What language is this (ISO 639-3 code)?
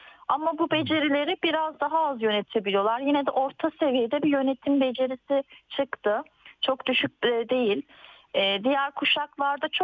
tur